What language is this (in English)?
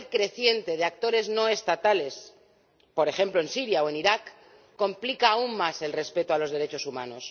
Spanish